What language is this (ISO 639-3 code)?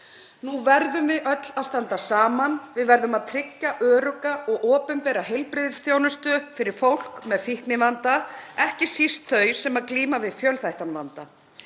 isl